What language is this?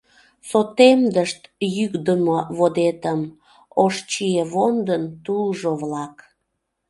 Mari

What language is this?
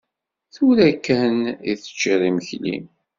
Kabyle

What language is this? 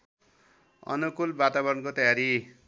Nepali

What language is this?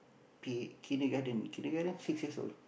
English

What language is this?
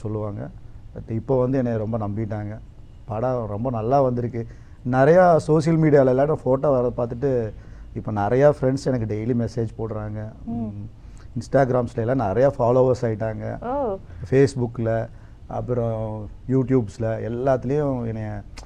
Tamil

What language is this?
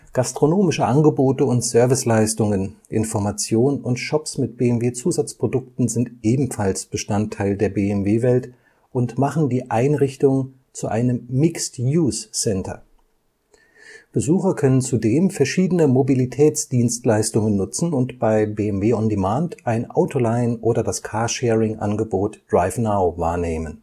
German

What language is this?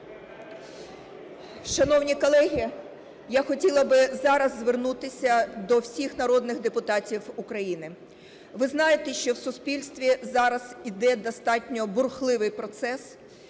Ukrainian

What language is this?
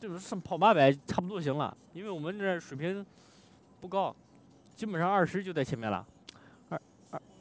Chinese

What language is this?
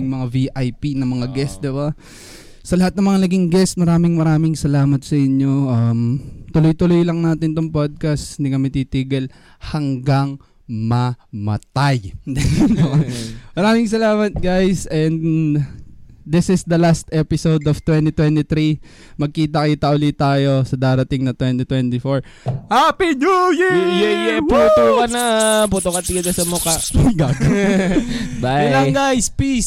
Filipino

